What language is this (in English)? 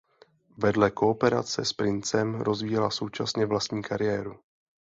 Czech